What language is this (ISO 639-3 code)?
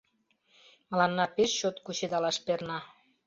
chm